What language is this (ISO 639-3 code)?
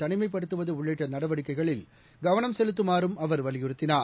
tam